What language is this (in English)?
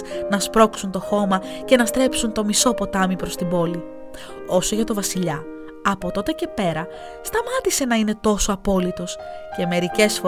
Greek